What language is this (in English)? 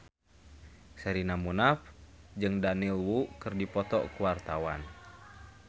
Sundanese